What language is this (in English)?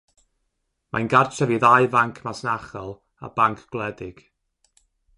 Welsh